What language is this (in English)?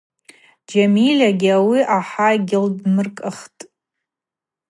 Abaza